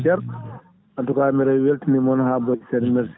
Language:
Fula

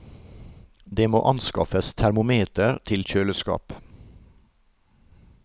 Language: Norwegian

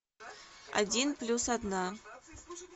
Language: Russian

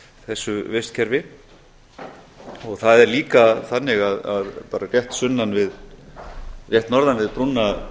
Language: Icelandic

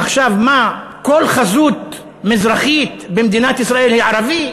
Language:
Hebrew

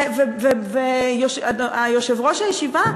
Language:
Hebrew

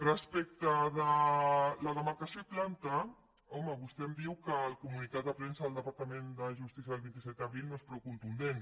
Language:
Catalan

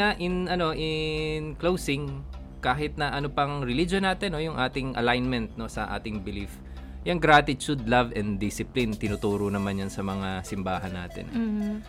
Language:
Filipino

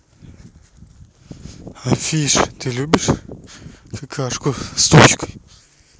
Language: Russian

